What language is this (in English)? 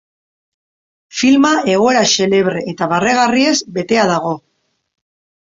Basque